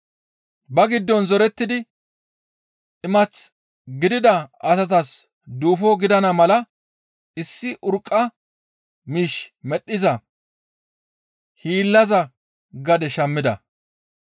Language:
Gamo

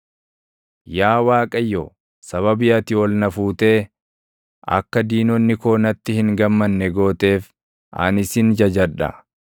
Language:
Oromo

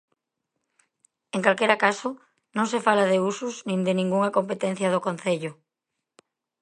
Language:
Galician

